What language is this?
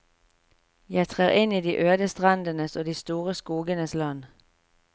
Norwegian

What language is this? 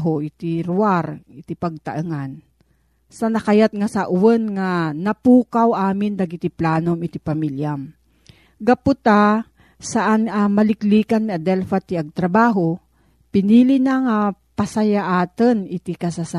Filipino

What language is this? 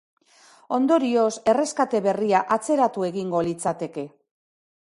Basque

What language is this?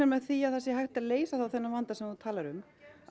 Icelandic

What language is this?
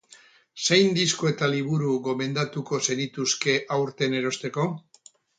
Basque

